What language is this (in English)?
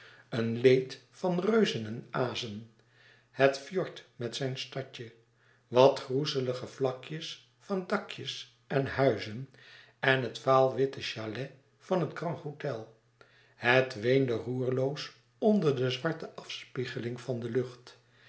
Dutch